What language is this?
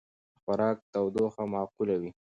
Pashto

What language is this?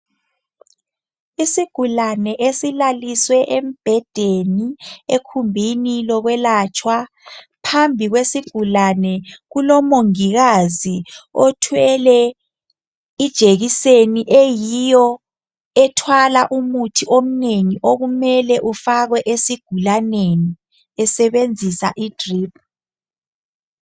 North Ndebele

